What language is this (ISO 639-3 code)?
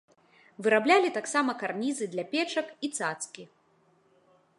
bel